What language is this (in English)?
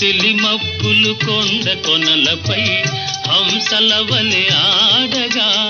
Telugu